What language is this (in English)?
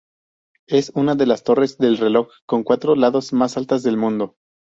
Spanish